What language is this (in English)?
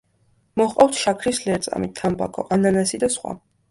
Georgian